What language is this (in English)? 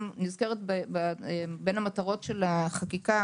Hebrew